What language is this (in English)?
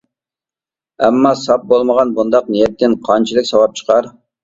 Uyghur